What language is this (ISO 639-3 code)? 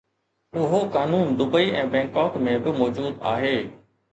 snd